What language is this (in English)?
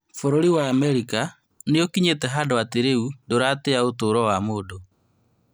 Kikuyu